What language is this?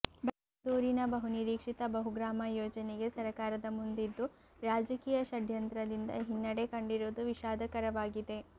Kannada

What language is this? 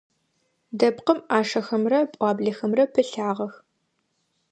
Adyghe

